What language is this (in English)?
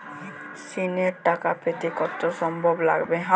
Bangla